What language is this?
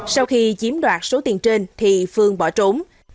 Vietnamese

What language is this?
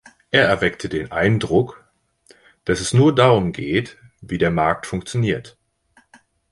German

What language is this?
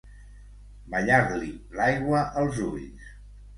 Catalan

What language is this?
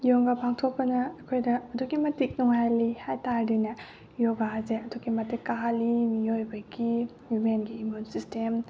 Manipuri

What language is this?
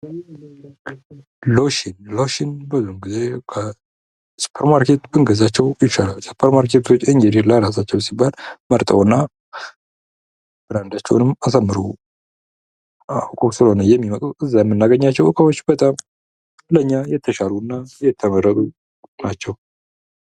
Amharic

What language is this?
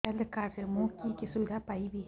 Odia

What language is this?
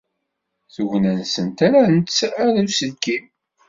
Kabyle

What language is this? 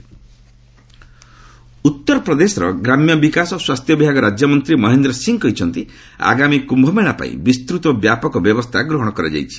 Odia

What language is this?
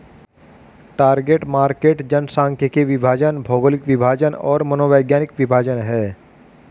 Hindi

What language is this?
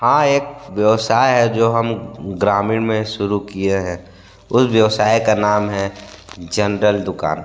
Hindi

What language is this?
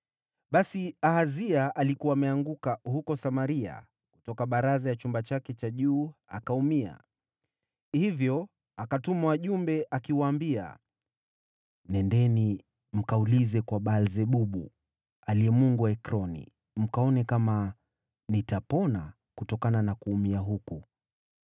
Swahili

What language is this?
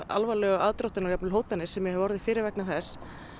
Icelandic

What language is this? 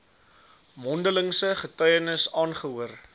Afrikaans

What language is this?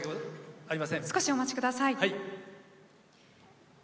Japanese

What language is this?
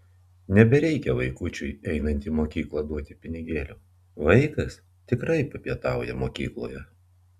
Lithuanian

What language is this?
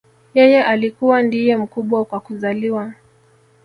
Swahili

